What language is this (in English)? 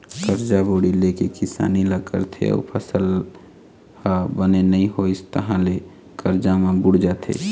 Chhattisgarhi